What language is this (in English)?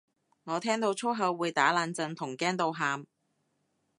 Cantonese